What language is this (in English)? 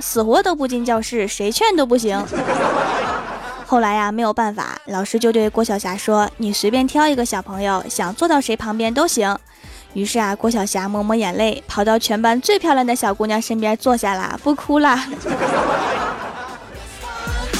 Chinese